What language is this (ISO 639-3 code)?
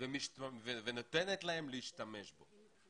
heb